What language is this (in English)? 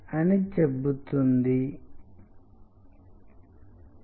Telugu